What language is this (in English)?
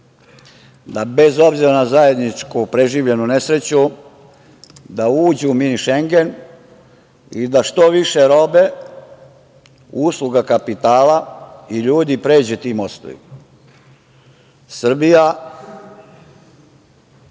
Serbian